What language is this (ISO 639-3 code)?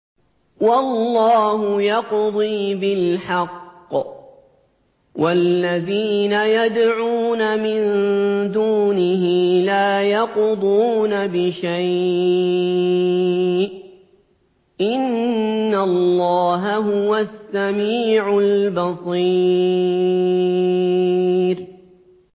ara